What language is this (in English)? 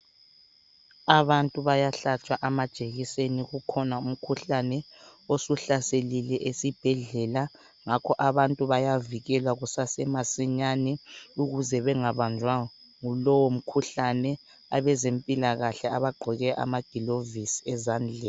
North Ndebele